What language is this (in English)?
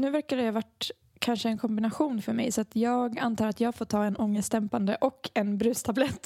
Swedish